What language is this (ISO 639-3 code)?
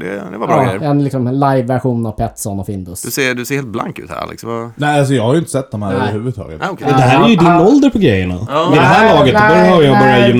swe